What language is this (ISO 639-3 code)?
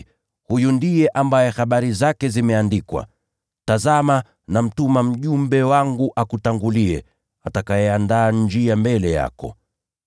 swa